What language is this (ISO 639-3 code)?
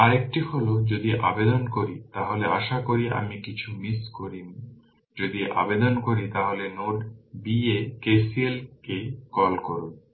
ben